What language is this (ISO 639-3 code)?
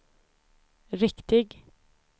swe